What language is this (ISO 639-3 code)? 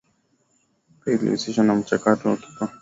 swa